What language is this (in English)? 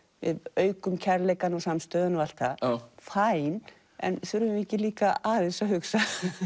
Icelandic